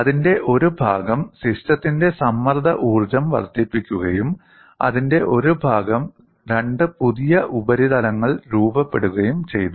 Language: Malayalam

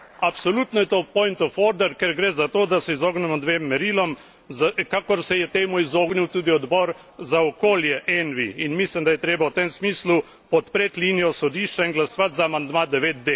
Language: Slovenian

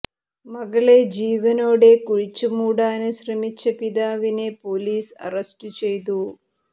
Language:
Malayalam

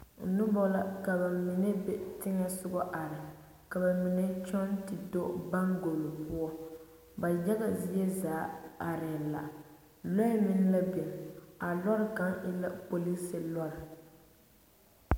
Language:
Southern Dagaare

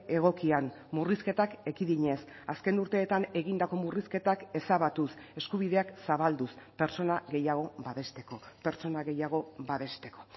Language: Basque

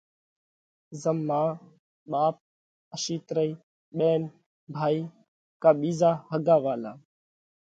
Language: Parkari Koli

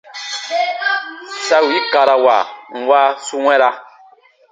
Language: Baatonum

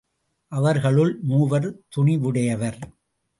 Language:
Tamil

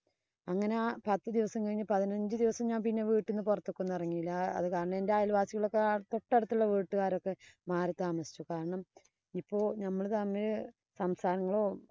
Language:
Malayalam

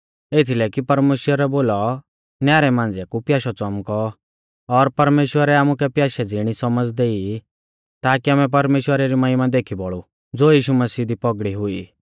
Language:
Mahasu Pahari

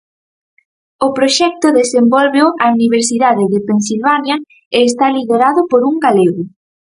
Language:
Galician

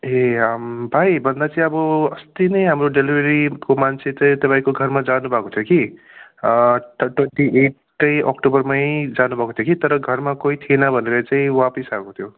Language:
Nepali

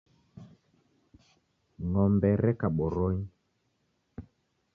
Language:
Taita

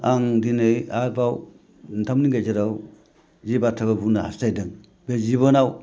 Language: Bodo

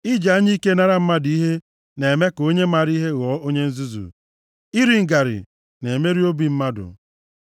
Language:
Igbo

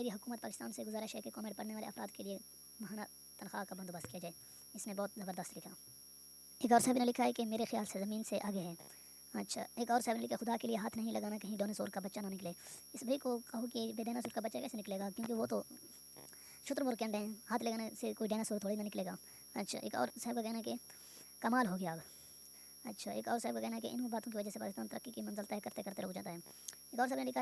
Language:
Urdu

